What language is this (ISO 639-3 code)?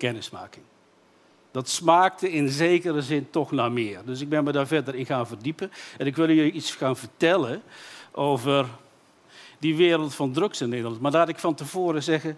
nld